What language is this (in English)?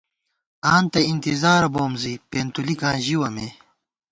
Gawar-Bati